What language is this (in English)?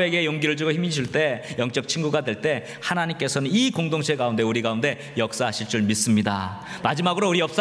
Korean